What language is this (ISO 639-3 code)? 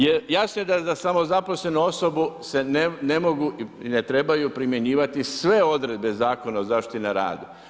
hrv